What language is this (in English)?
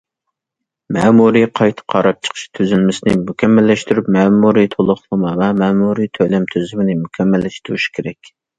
Uyghur